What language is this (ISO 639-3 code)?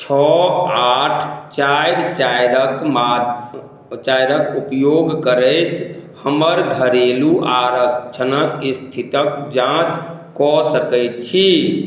mai